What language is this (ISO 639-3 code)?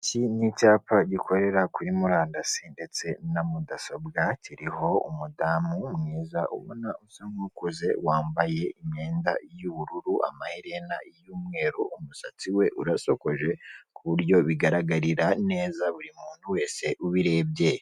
kin